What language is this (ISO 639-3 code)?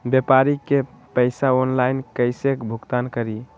mag